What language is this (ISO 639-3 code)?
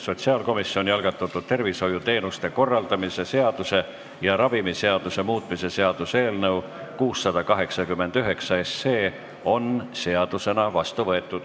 est